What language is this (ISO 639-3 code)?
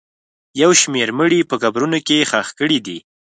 pus